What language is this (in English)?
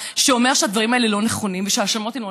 Hebrew